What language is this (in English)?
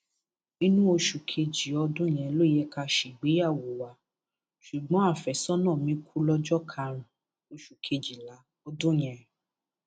Yoruba